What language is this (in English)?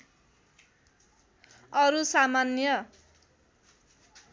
Nepali